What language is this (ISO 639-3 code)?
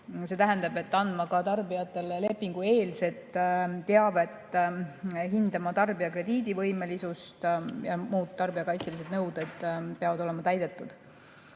est